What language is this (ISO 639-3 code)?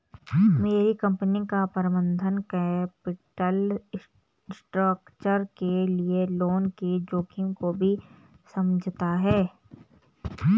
hin